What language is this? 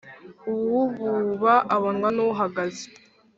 Kinyarwanda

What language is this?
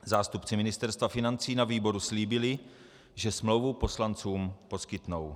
Czech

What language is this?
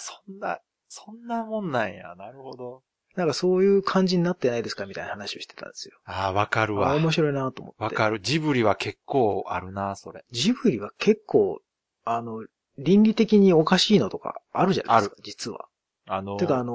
Japanese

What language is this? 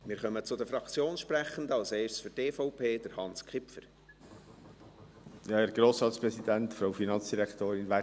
Swiss German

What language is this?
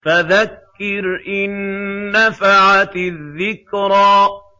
Arabic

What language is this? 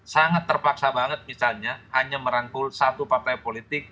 Indonesian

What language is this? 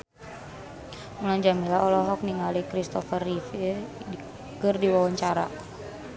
Sundanese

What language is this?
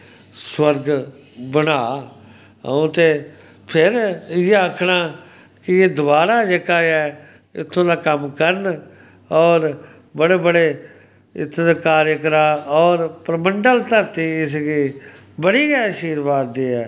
Dogri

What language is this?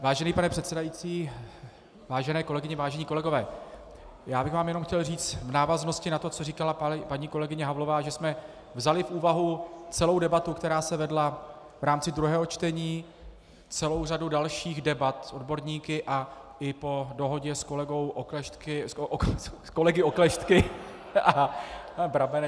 Czech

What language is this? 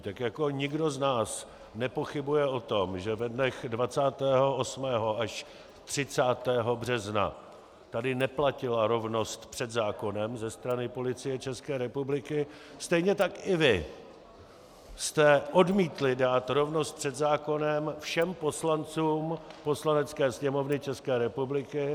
Czech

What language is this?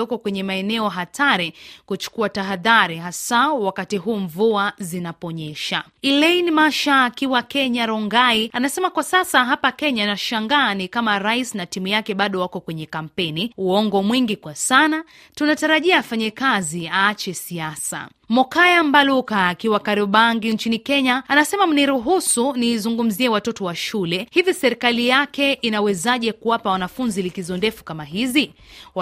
Swahili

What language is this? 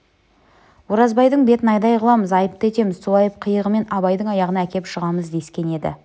Kazakh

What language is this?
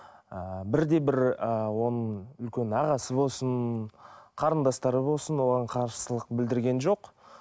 Kazakh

